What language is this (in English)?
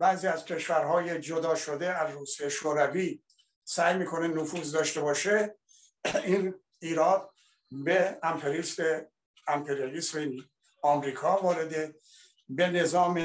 Persian